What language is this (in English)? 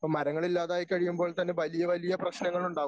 Malayalam